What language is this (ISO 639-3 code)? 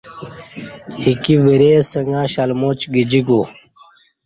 bsh